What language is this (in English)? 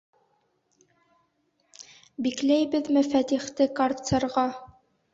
Bashkir